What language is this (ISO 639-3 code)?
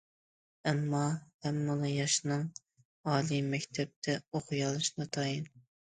uig